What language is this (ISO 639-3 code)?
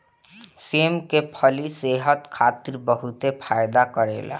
bho